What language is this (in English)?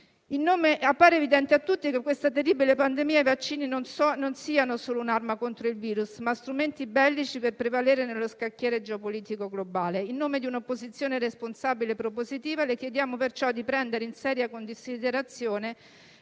Italian